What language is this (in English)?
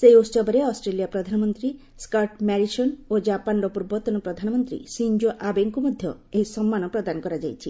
Odia